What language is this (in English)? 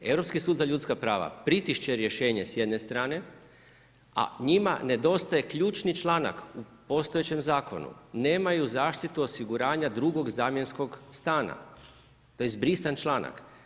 Croatian